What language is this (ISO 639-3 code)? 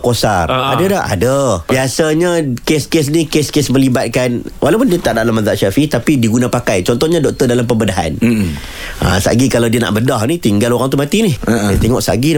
msa